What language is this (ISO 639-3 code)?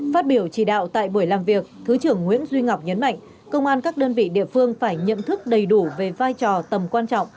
vie